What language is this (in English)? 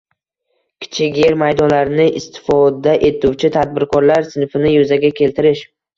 Uzbek